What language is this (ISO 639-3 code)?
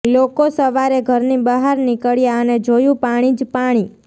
guj